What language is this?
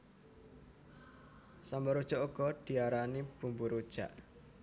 Javanese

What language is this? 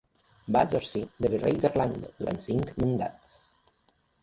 Catalan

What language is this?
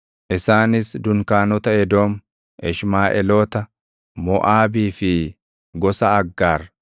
Oromo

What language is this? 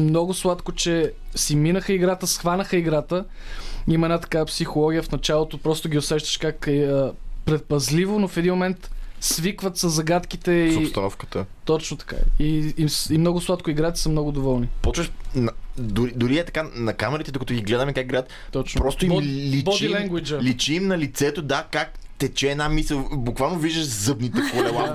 Bulgarian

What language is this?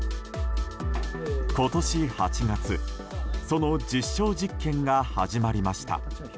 Japanese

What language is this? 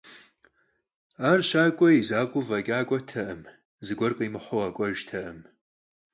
Kabardian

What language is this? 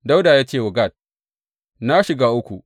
Hausa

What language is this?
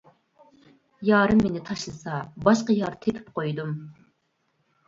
Uyghur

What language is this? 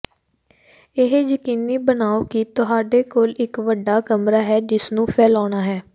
Punjabi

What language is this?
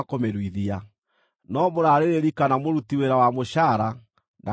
Kikuyu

